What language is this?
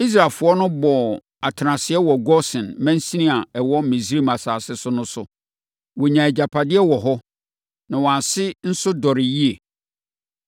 Akan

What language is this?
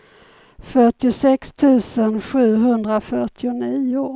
Swedish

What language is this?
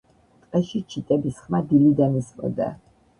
Georgian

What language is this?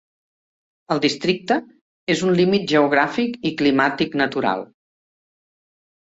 Catalan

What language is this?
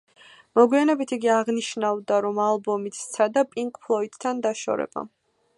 Georgian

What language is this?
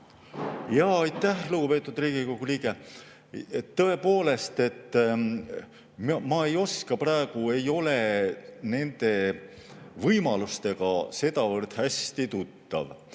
Estonian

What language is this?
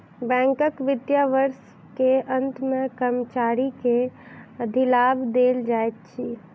Maithili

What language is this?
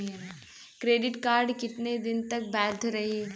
Bhojpuri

